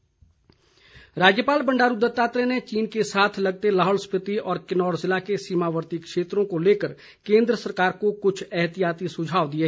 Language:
Hindi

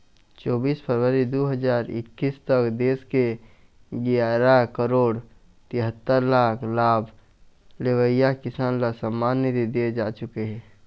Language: Chhattisgarhi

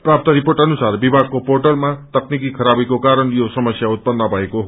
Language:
Nepali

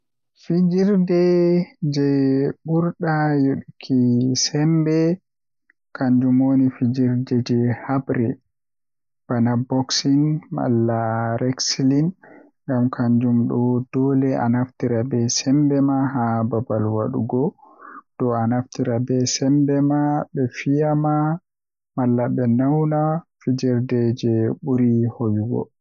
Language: Western Niger Fulfulde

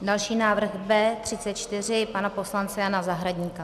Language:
Czech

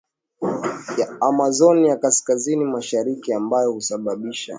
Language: Swahili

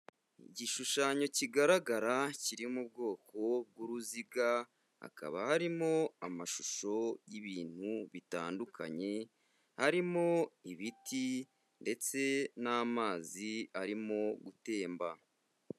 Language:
Kinyarwanda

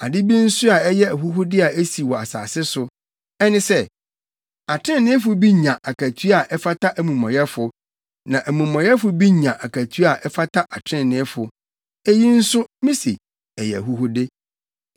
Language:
Akan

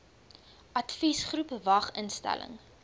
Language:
Afrikaans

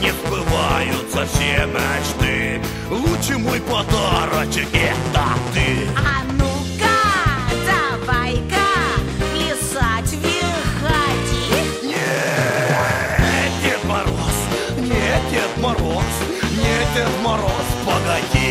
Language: Russian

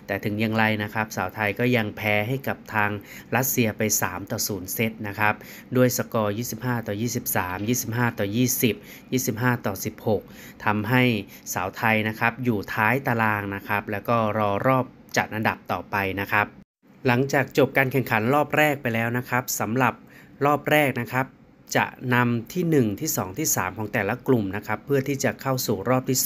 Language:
Thai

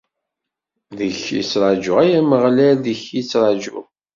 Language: Kabyle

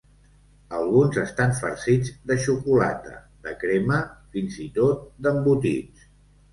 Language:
Catalan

